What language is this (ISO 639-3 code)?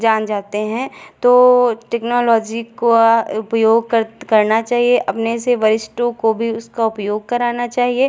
hin